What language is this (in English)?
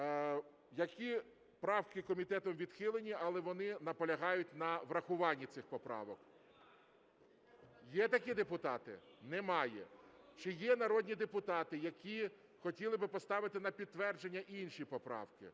Ukrainian